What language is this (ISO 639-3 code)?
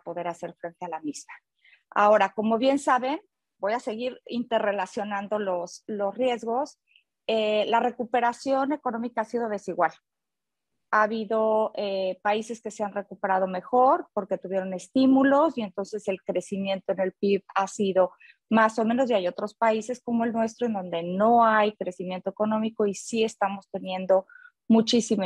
spa